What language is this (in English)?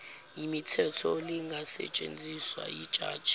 Zulu